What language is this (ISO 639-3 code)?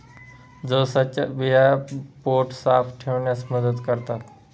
mar